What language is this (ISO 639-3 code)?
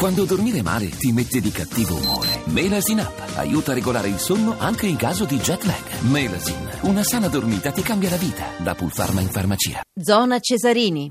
ita